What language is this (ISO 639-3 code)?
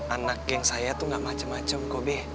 ind